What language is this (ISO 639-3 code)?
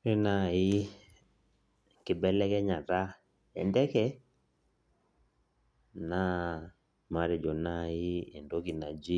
mas